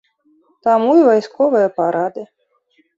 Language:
Belarusian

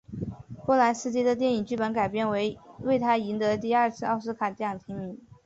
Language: Chinese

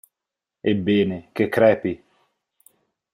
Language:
Italian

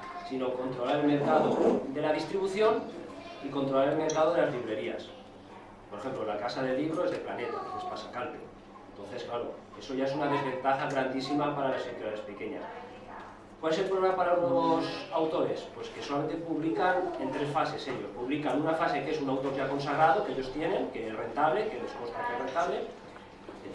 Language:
Spanish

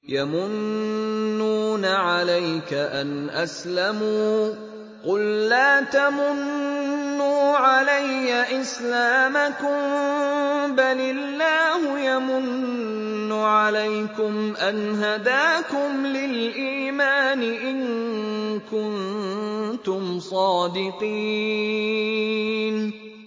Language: Arabic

